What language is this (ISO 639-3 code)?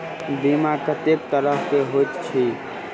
mai